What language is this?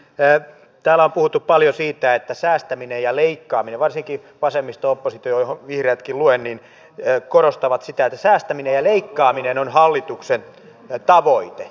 Finnish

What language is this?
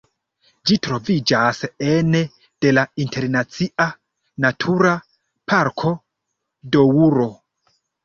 Esperanto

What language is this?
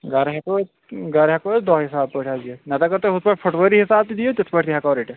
Kashmiri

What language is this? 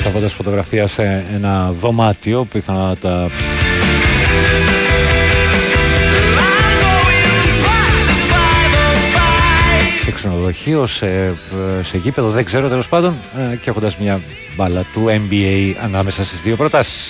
Greek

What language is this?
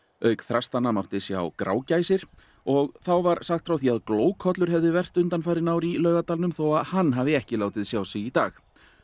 Icelandic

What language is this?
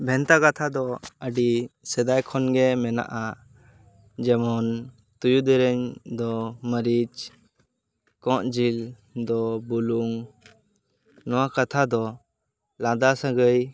Santali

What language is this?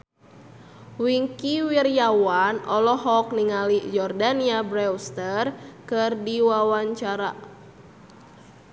Sundanese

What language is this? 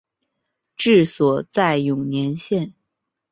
Chinese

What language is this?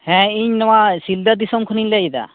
Santali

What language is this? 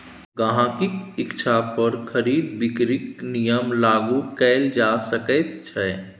Maithili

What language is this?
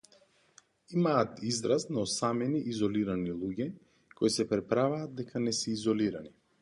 Macedonian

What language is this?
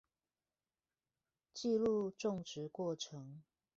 Chinese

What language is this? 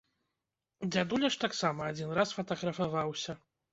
Belarusian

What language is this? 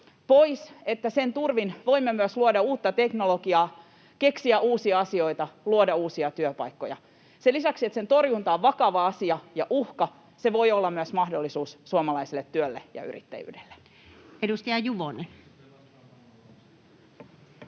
Finnish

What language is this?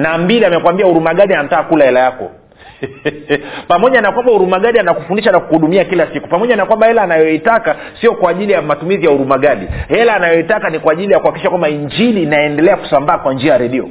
Swahili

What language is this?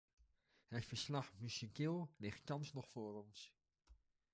Dutch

